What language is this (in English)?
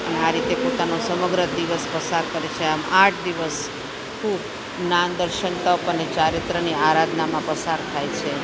Gujarati